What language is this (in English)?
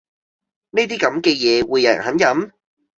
Cantonese